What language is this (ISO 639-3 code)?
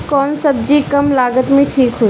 bho